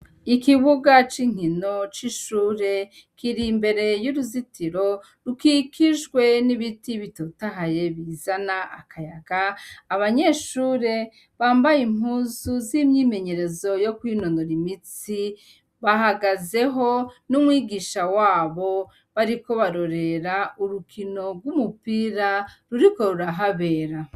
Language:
Rundi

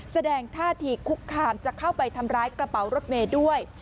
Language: Thai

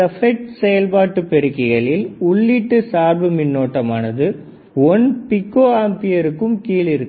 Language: Tamil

